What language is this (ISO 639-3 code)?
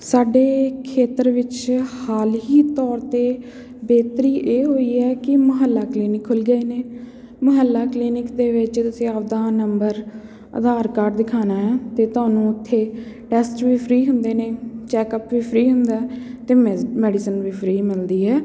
pan